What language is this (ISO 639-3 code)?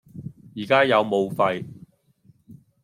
yue